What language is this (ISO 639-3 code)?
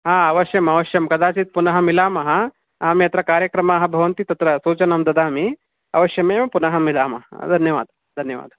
san